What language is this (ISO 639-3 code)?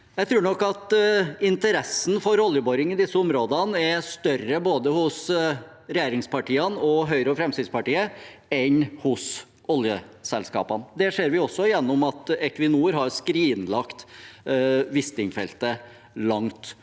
nor